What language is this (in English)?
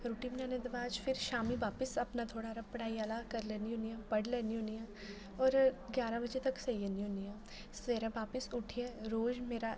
Dogri